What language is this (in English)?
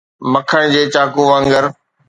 Sindhi